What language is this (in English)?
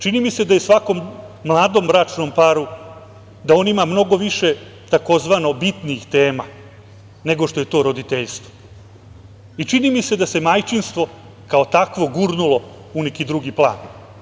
Serbian